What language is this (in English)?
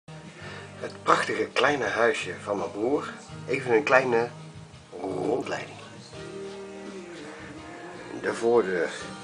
Dutch